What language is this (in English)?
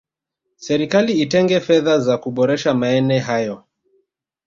Swahili